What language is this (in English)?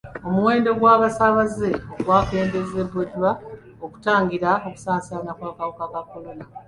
Ganda